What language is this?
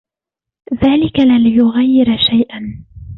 Arabic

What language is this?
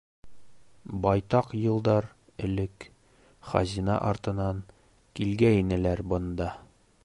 Bashkir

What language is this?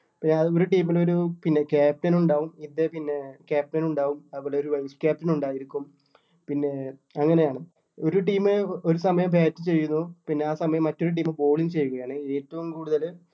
Malayalam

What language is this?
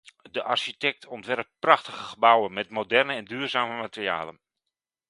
Dutch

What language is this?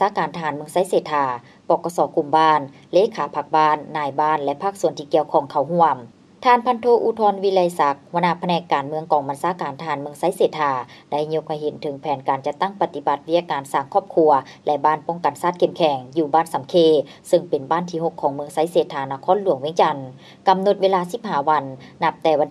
Thai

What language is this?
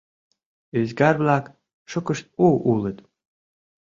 Mari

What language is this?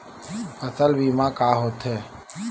Chhattisgarhi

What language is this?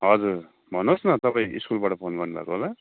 Nepali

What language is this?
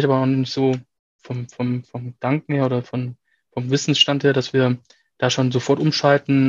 German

